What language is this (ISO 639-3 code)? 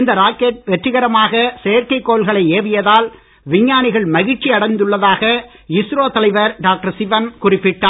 tam